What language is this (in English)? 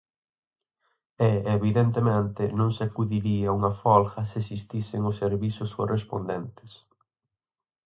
Galician